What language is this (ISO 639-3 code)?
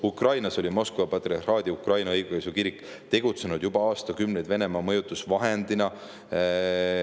est